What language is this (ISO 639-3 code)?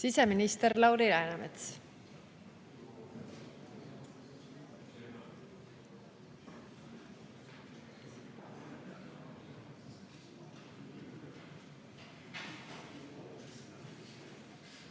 est